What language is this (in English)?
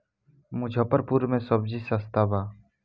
Bhojpuri